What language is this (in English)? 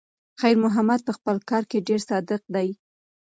Pashto